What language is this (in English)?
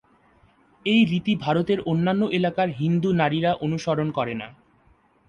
Bangla